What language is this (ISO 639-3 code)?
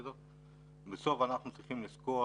heb